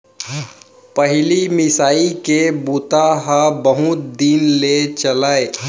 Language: Chhattisgarhi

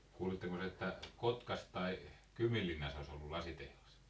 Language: Finnish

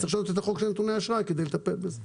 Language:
Hebrew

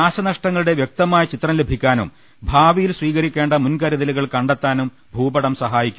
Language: Malayalam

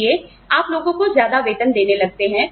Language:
Hindi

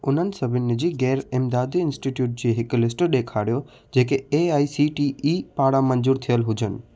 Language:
Sindhi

